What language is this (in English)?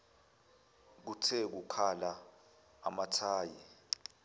Zulu